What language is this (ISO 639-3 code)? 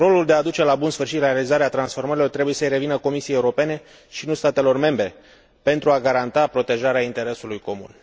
ron